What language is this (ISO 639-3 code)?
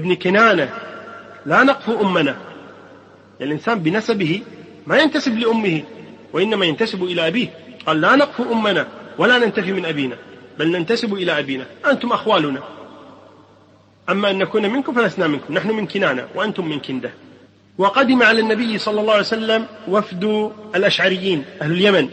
ara